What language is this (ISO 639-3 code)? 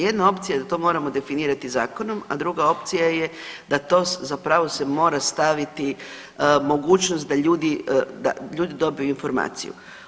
hrv